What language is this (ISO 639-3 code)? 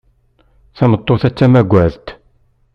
kab